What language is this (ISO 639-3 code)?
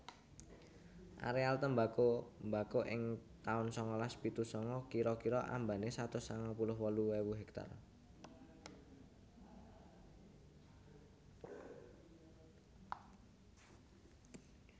jav